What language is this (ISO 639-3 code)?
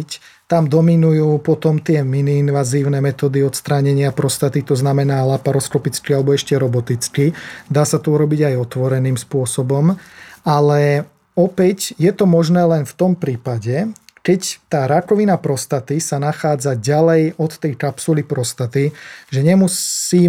slk